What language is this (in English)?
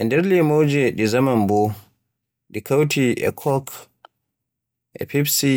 Borgu Fulfulde